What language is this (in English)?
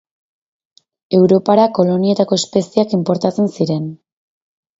Basque